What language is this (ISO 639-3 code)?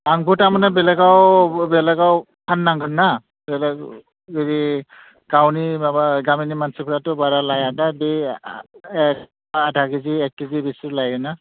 brx